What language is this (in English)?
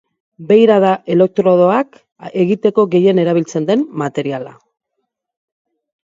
Basque